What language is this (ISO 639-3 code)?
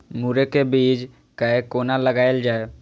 mai